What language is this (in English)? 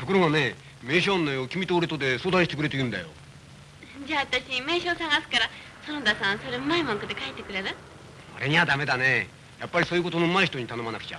Japanese